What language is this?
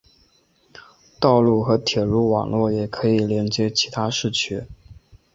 Chinese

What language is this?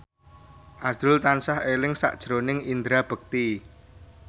Javanese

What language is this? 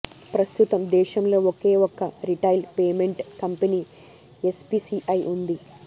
Telugu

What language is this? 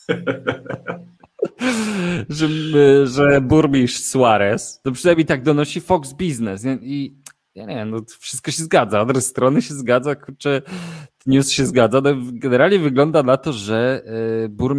Polish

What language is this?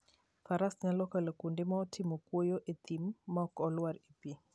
Luo (Kenya and Tanzania)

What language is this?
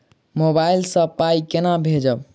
Maithili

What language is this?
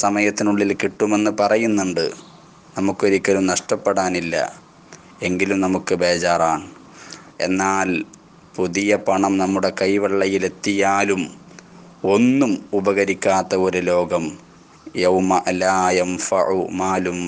Italian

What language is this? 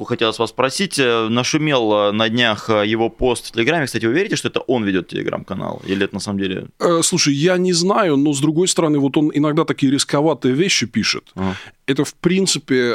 Russian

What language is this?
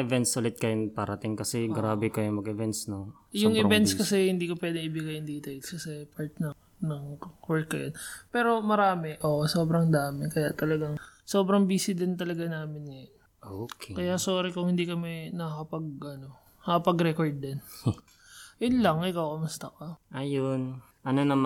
Filipino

